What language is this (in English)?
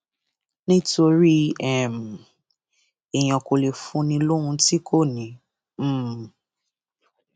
Yoruba